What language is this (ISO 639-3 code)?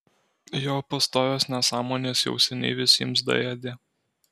lit